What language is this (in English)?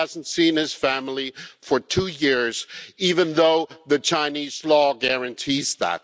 English